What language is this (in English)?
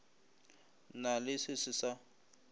Northern Sotho